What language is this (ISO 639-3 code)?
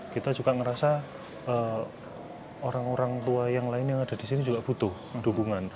ind